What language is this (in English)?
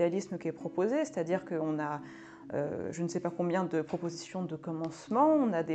French